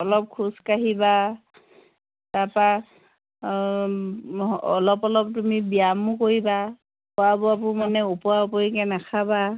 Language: Assamese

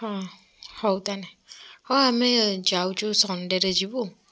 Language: Odia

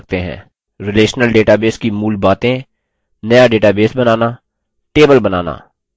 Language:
Hindi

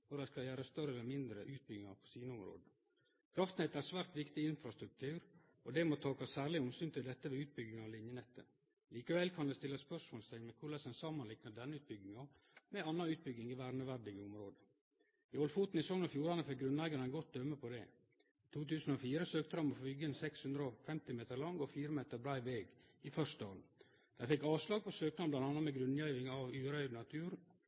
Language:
Norwegian Nynorsk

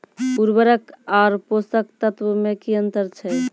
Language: Maithili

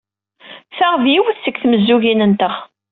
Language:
Kabyle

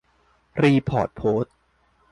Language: Thai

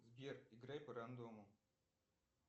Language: Russian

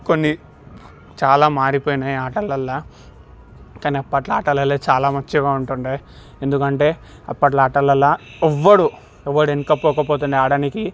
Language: Telugu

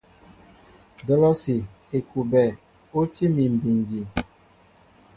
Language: Mbo (Cameroon)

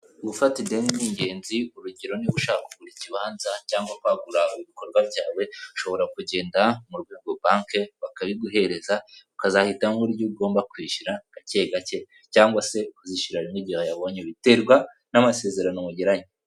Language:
Kinyarwanda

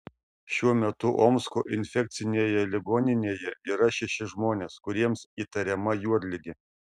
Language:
Lithuanian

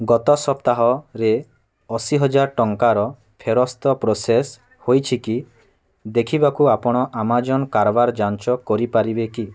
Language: Odia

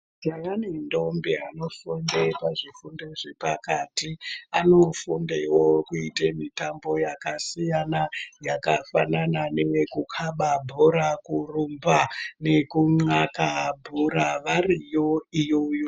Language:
Ndau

